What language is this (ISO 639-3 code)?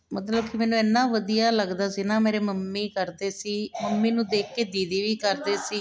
pan